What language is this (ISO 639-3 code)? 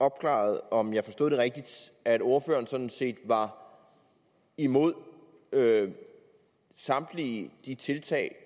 dan